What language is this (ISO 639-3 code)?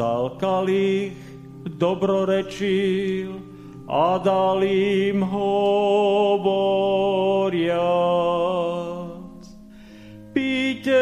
slk